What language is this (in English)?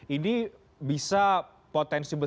Indonesian